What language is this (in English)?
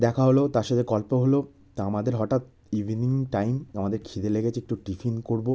Bangla